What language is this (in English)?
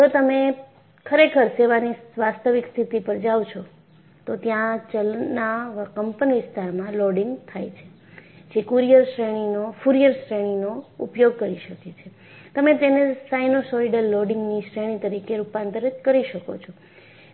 Gujarati